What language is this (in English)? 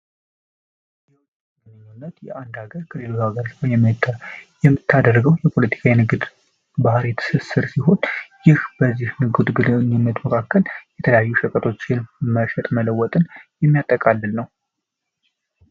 Amharic